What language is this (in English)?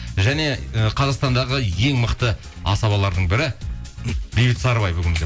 Kazakh